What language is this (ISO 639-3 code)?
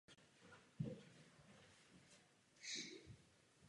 ces